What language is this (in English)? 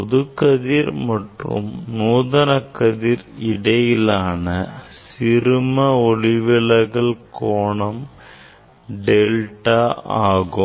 Tamil